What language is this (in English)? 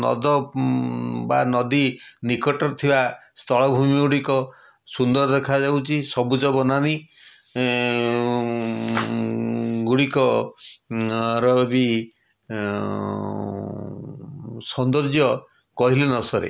Odia